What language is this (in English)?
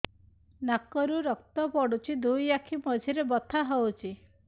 Odia